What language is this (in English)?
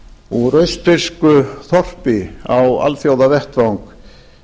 Icelandic